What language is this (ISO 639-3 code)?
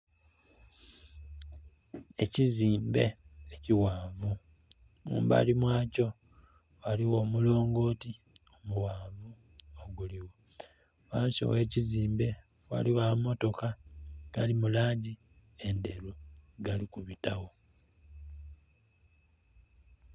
xog